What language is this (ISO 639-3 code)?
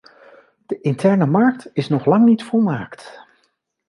nld